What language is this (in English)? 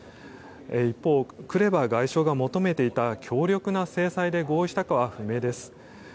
Japanese